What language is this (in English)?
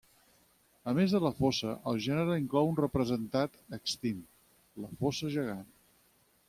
Catalan